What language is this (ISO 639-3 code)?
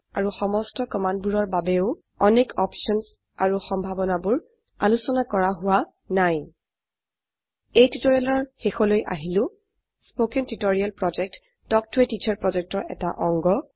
asm